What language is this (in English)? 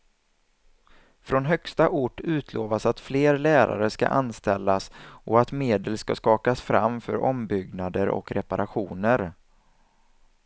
Swedish